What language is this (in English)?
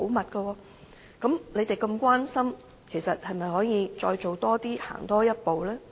Cantonese